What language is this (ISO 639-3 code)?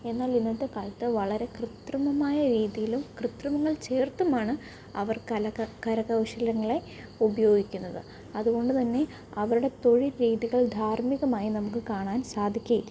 mal